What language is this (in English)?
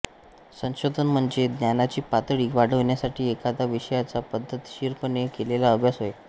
Marathi